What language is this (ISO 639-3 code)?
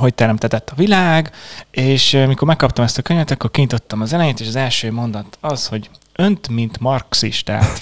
hun